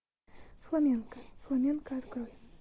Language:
Russian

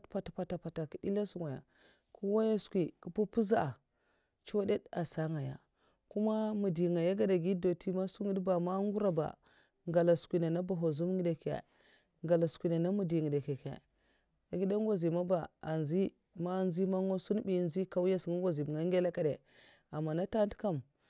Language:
Mafa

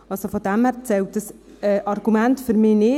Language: Swiss German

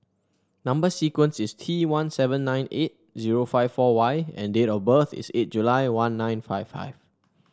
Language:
English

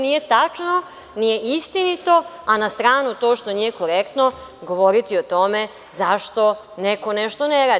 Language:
Serbian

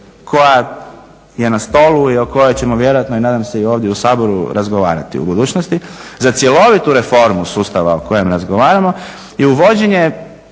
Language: Croatian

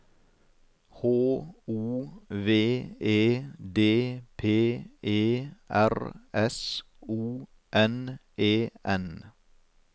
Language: Norwegian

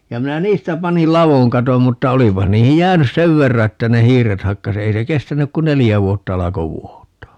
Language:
Finnish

